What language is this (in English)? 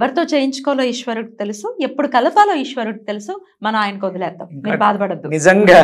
Hindi